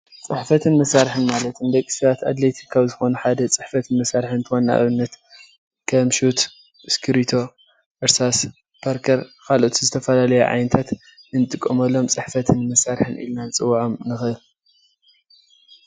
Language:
Tigrinya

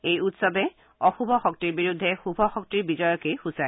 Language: Assamese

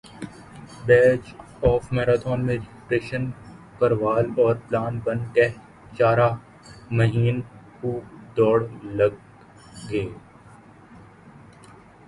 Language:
Urdu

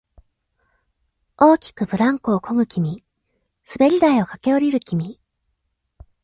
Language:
Japanese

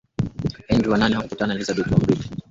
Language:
Swahili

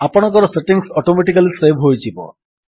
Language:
Odia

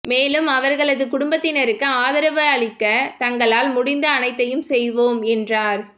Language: Tamil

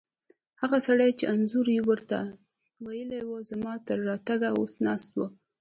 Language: Pashto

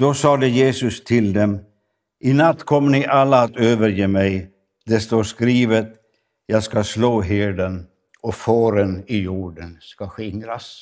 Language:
Swedish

